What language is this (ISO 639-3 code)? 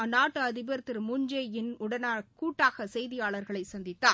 tam